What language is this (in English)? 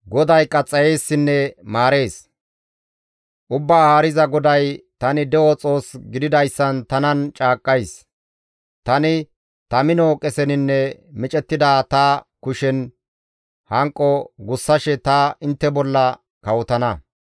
Gamo